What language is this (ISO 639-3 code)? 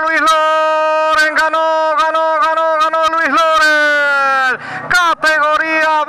spa